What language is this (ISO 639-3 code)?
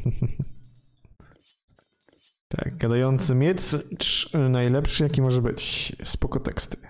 pol